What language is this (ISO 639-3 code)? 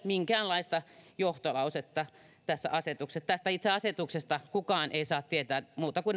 fin